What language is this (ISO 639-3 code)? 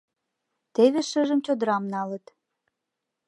chm